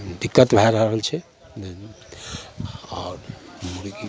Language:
Maithili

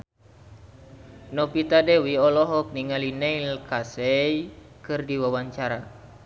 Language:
Sundanese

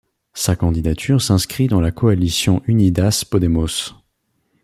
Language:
French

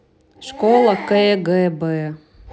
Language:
Russian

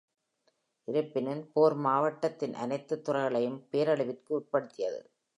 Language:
Tamil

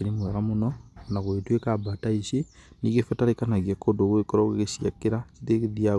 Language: Kikuyu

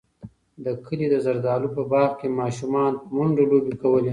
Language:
Pashto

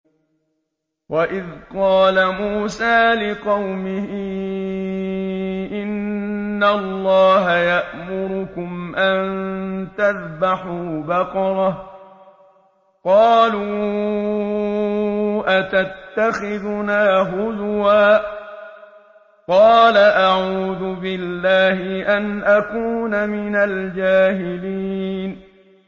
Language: Arabic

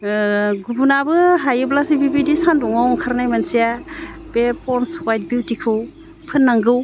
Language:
Bodo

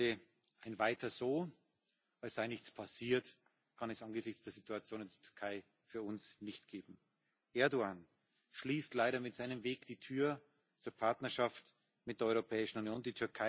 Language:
German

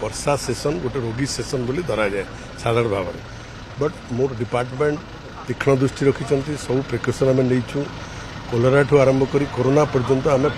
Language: Hindi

